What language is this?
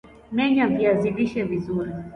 Swahili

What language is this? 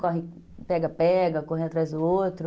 Portuguese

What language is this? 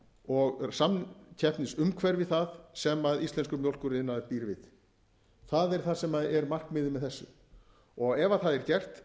Icelandic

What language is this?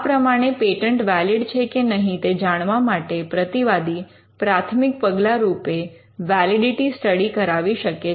Gujarati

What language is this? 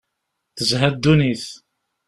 Kabyle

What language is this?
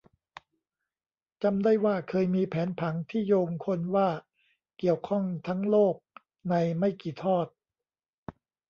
Thai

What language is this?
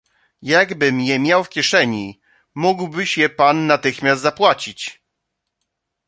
Polish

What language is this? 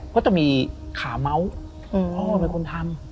Thai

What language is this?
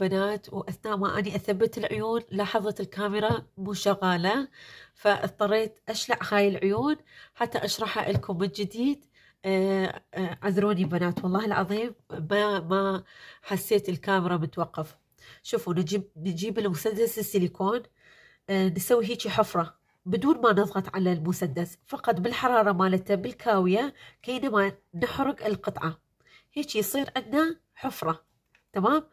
Arabic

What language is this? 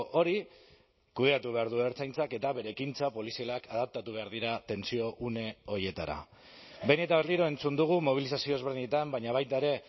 Basque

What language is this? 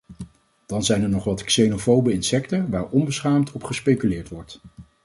Dutch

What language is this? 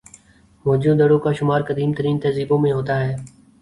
Urdu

